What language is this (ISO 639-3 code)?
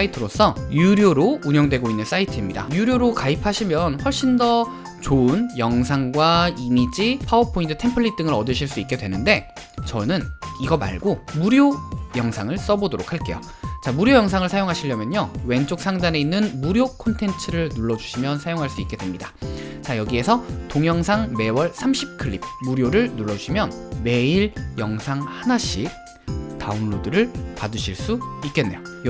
kor